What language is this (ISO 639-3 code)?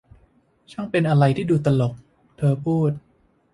tha